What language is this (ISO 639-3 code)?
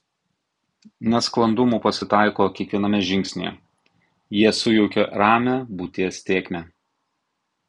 lit